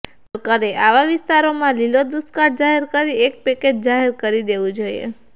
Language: Gujarati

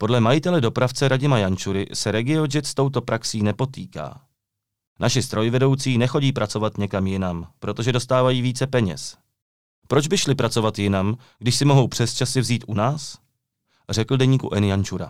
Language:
Czech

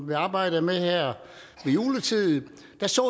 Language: Danish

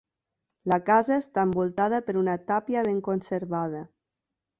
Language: Catalan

